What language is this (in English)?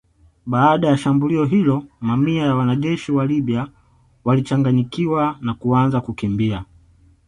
Swahili